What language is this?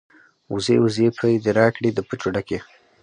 Pashto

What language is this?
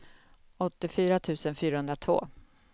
Swedish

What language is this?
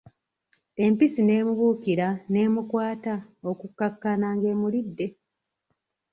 Ganda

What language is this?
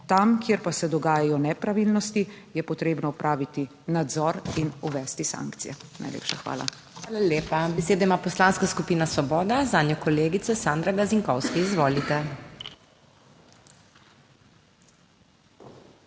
Slovenian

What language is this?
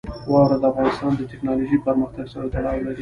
Pashto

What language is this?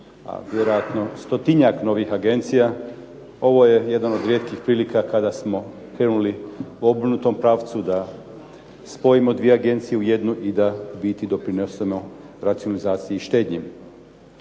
Croatian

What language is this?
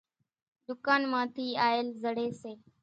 Kachi Koli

